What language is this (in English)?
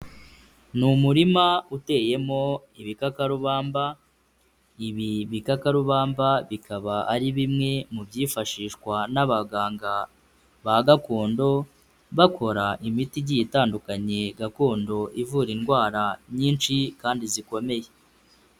Kinyarwanda